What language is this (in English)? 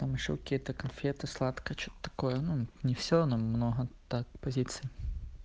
Russian